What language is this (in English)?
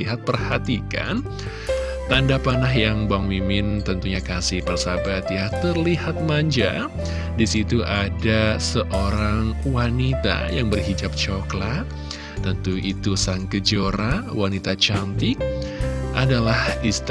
Indonesian